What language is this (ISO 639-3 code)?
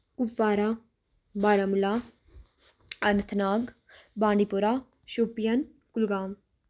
kas